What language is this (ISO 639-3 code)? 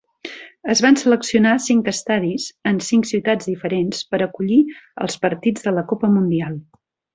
cat